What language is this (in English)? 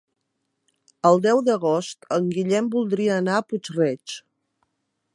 Catalan